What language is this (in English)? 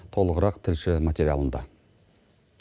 Kazakh